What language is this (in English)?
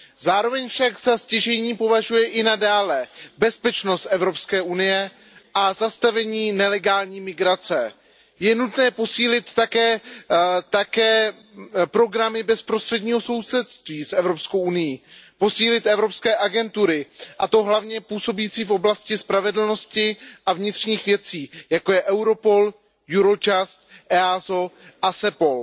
Czech